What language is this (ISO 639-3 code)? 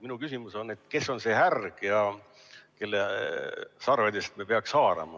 est